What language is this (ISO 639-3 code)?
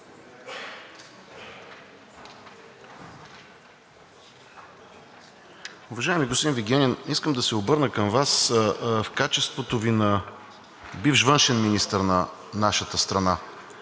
bul